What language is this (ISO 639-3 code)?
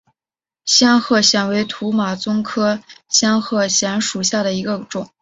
zho